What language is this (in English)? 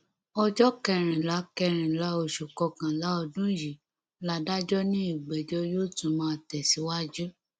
Yoruba